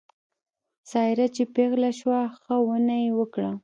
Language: Pashto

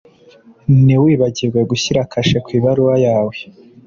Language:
Kinyarwanda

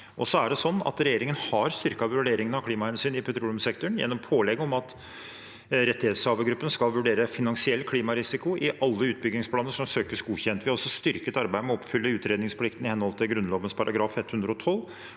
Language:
Norwegian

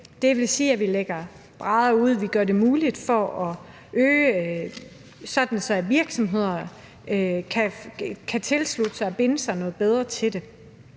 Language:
Danish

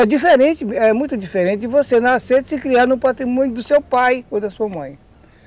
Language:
Portuguese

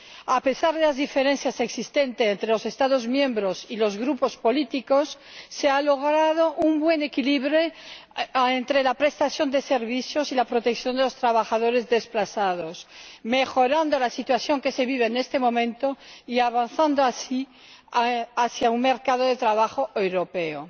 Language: Spanish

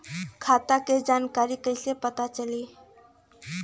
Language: Bhojpuri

